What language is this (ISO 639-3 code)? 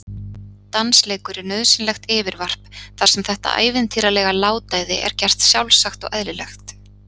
isl